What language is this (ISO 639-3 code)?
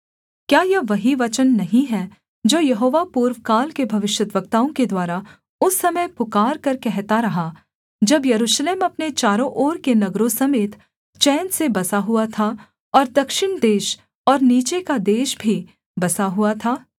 hin